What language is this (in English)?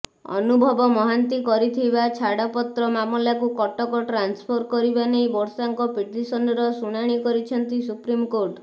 Odia